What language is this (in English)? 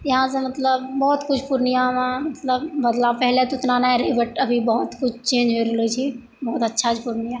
Maithili